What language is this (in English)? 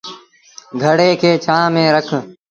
Sindhi Bhil